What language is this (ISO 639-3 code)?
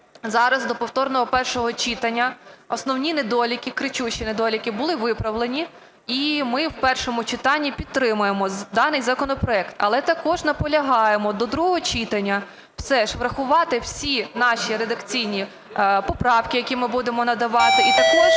ukr